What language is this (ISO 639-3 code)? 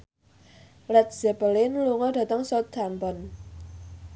jav